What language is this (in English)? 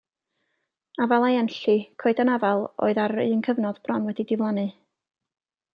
Welsh